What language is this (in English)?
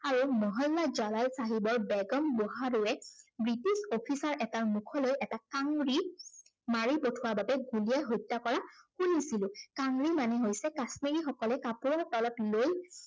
Assamese